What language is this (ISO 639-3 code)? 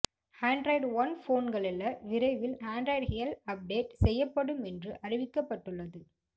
tam